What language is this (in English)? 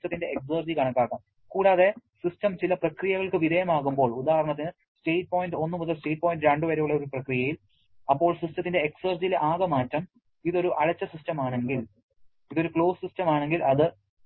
Malayalam